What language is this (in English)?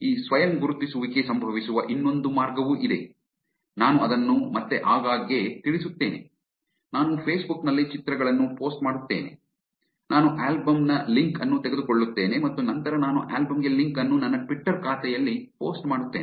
Kannada